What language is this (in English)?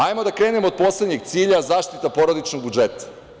Serbian